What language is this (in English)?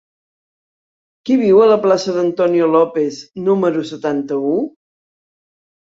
Catalan